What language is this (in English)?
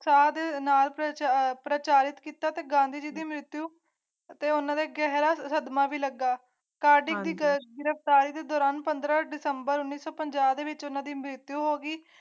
Punjabi